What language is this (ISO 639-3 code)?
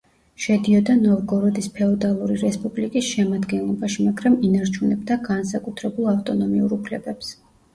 kat